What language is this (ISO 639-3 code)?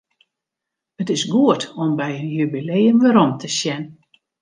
fry